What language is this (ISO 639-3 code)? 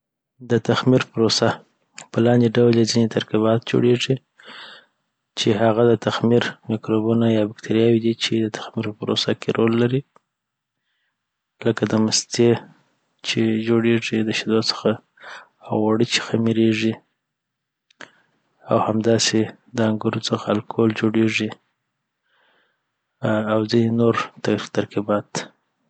pbt